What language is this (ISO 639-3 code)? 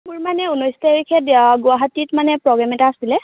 asm